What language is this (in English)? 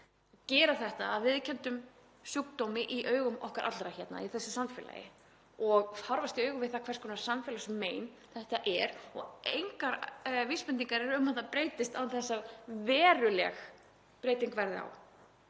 Icelandic